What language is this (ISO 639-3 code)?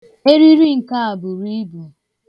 ibo